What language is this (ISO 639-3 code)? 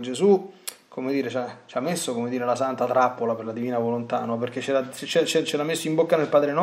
ita